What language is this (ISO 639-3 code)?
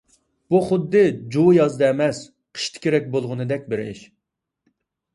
uig